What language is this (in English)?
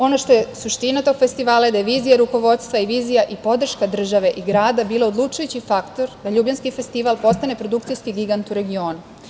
Serbian